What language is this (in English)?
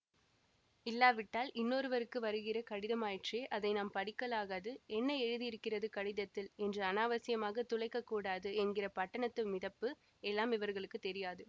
Tamil